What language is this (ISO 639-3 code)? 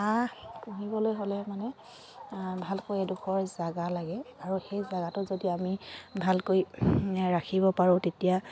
asm